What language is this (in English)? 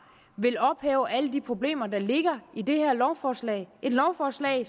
Danish